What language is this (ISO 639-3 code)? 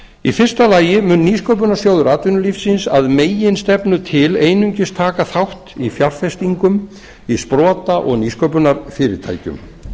isl